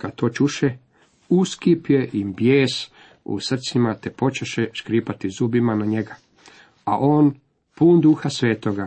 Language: Croatian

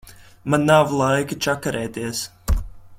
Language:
Latvian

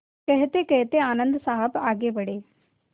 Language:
Hindi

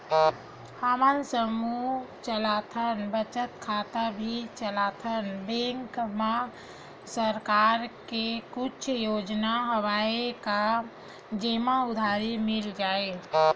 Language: Chhattisgarhi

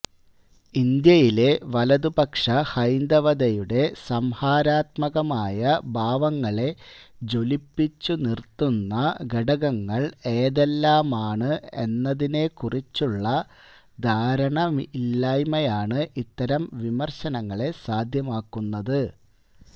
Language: Malayalam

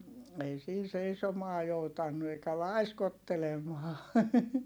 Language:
Finnish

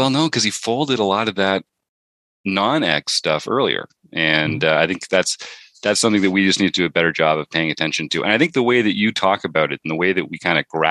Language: English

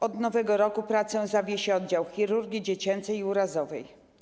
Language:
Polish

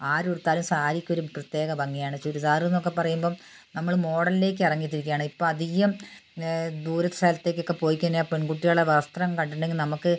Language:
Malayalam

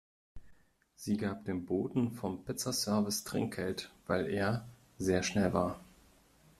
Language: German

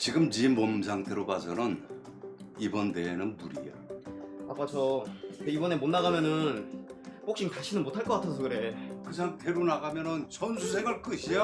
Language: Korean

